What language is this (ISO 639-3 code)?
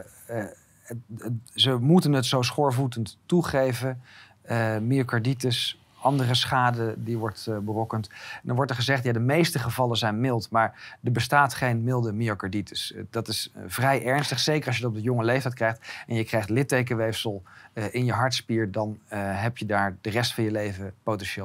nld